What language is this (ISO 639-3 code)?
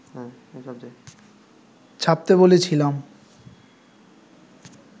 ben